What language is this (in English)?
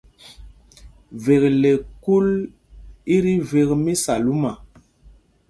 Mpumpong